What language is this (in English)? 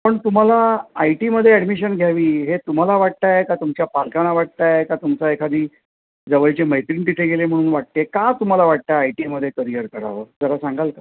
Marathi